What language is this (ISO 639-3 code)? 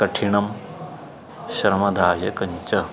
san